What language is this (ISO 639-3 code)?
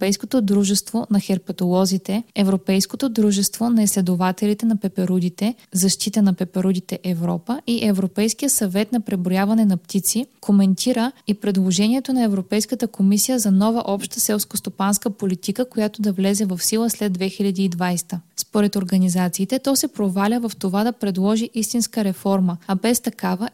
bul